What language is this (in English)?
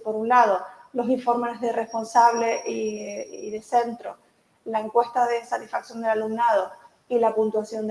Spanish